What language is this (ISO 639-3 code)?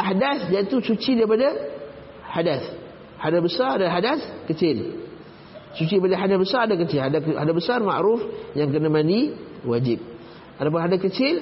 msa